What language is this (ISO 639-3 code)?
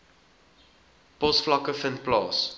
afr